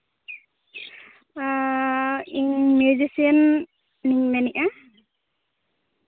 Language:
Santali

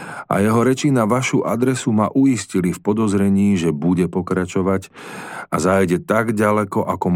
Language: Slovak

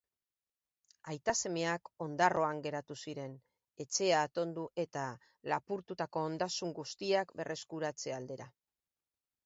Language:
Basque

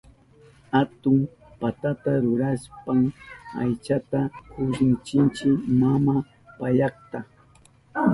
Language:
Southern Pastaza Quechua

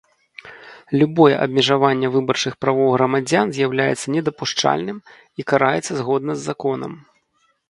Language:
Belarusian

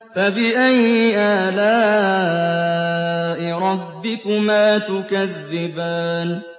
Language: Arabic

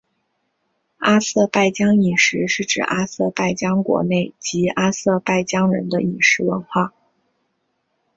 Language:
Chinese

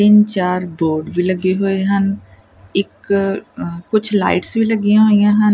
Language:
Punjabi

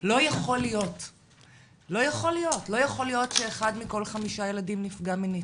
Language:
Hebrew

